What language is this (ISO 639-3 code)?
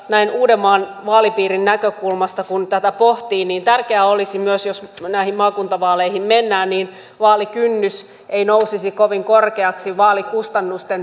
fin